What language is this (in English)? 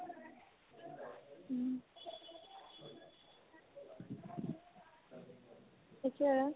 Assamese